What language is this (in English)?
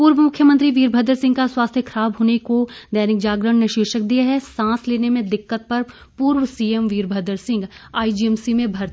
Hindi